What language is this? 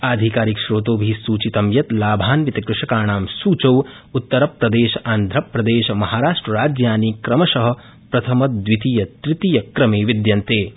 Sanskrit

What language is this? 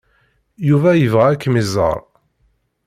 Kabyle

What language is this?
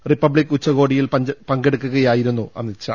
Malayalam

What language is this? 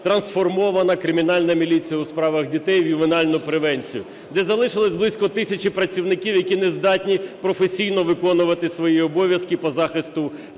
Ukrainian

